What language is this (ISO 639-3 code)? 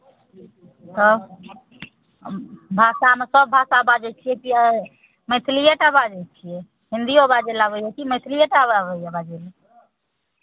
mai